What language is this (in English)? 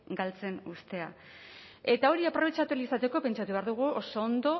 Basque